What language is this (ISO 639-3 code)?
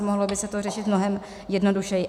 ces